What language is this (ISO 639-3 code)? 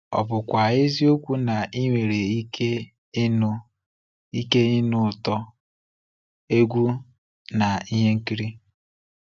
ibo